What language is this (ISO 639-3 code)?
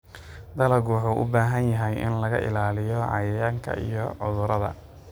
som